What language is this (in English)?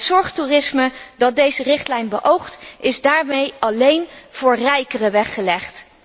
Dutch